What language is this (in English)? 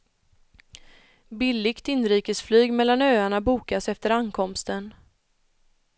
Swedish